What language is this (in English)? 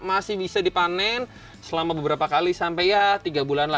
Indonesian